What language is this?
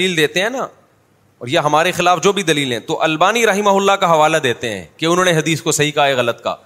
Urdu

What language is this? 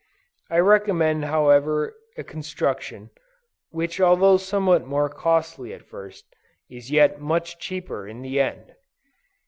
English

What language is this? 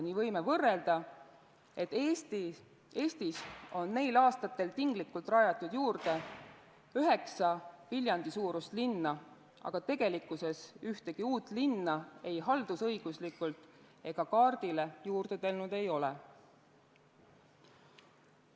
Estonian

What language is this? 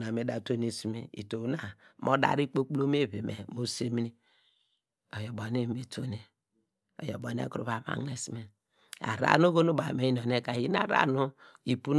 Degema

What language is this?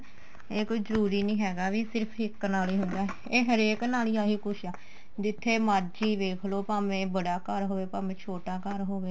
Punjabi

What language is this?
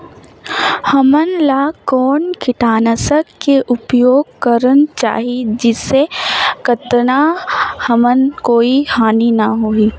Chhattisgarhi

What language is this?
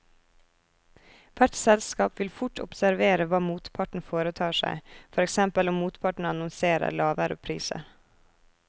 Norwegian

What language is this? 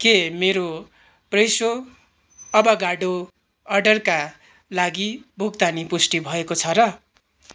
Nepali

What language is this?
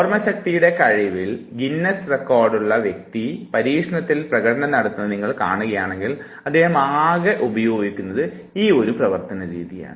Malayalam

